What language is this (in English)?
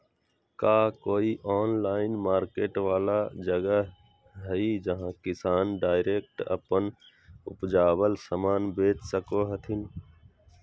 Magahi